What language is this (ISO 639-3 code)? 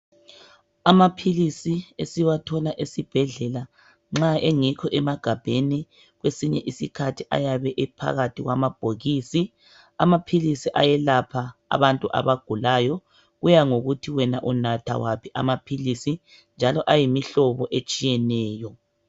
nde